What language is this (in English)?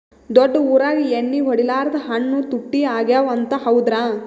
Kannada